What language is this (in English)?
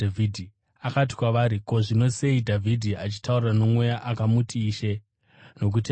Shona